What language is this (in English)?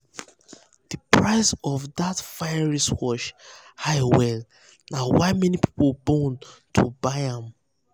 Nigerian Pidgin